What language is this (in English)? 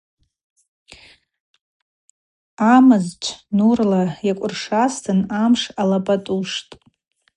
Abaza